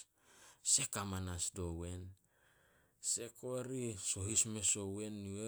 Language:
Solos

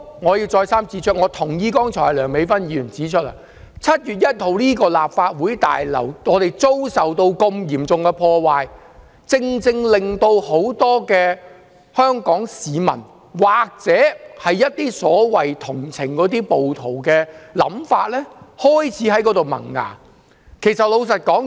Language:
Cantonese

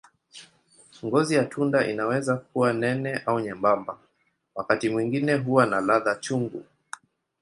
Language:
Swahili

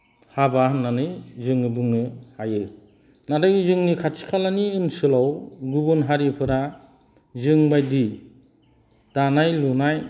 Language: Bodo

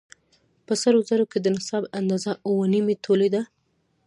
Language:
Pashto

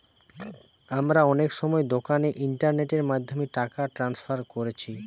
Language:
Bangla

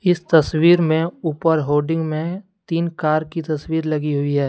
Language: Hindi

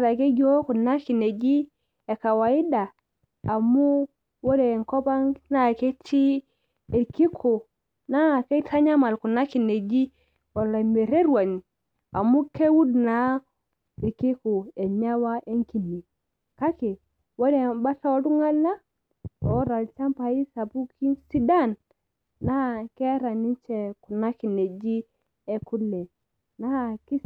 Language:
Masai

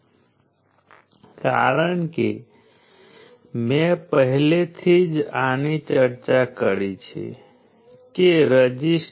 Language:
Gujarati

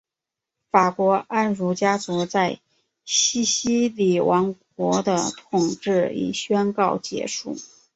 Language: Chinese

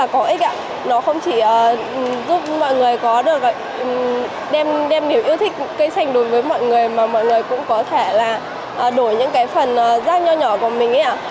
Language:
Vietnamese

